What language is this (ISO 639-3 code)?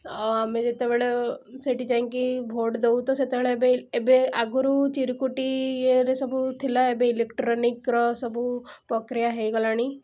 ori